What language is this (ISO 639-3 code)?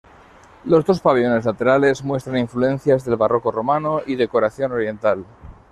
spa